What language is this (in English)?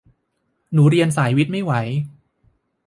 Thai